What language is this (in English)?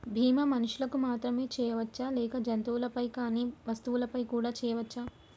Telugu